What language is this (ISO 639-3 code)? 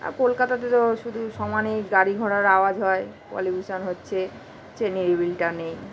ben